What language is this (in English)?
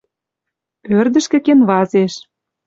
Western Mari